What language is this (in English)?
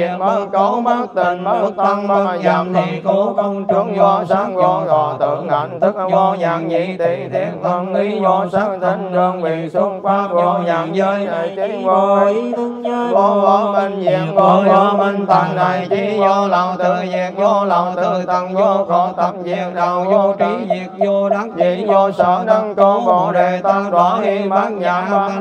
Vietnamese